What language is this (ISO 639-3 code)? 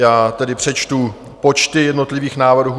ces